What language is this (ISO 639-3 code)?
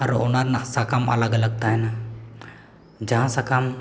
sat